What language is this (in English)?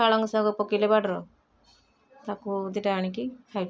Odia